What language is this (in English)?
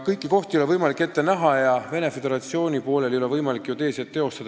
Estonian